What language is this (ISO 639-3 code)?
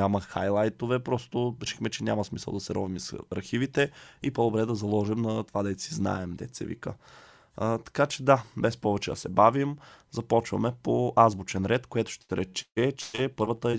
bul